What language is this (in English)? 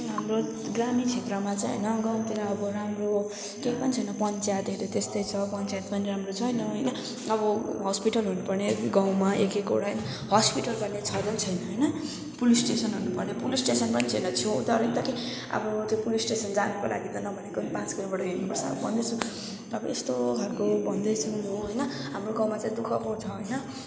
Nepali